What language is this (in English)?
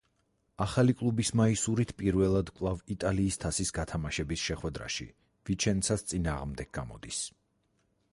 Georgian